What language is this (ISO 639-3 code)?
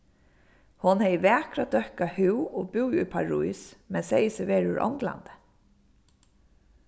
fao